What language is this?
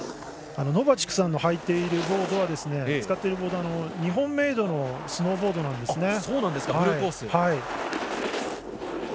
Japanese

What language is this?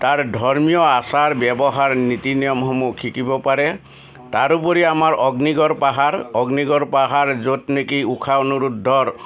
Assamese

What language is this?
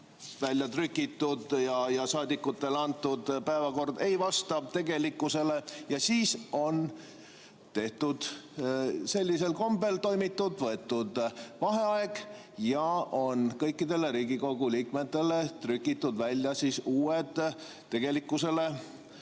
Estonian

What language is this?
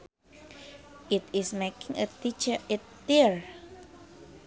Sundanese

